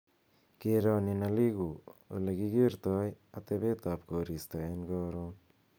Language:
Kalenjin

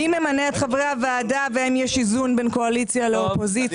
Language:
Hebrew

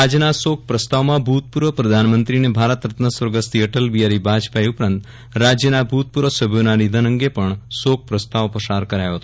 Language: Gujarati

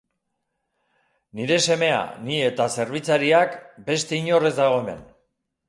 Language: Basque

